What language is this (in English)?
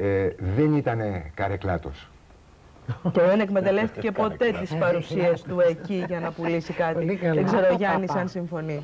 Greek